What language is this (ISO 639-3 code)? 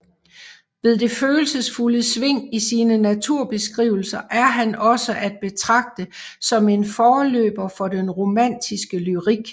dan